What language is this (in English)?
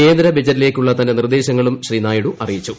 Malayalam